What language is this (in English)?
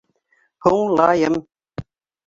Bashkir